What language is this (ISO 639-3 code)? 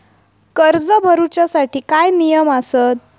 mar